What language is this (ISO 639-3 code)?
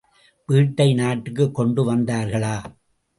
tam